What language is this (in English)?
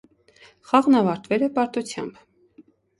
Armenian